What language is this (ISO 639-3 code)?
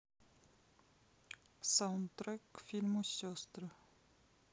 rus